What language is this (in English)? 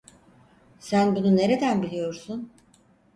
Turkish